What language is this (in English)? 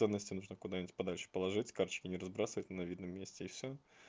Russian